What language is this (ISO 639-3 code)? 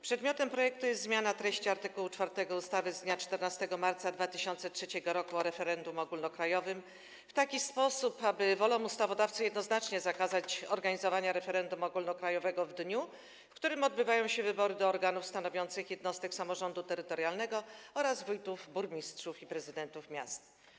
pol